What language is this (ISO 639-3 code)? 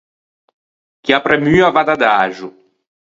lij